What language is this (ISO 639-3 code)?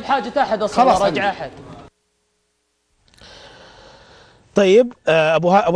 ara